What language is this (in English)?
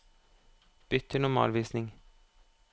Norwegian